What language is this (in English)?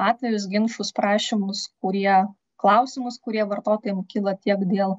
Lithuanian